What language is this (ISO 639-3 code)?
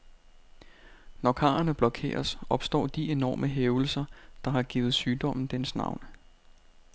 dan